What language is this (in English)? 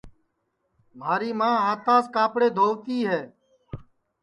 Sansi